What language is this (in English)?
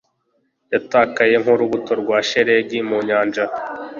Kinyarwanda